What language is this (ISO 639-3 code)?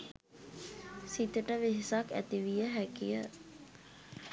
sin